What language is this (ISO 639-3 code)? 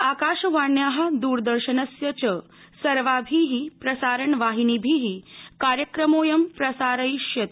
san